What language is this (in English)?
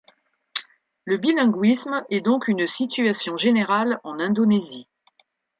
French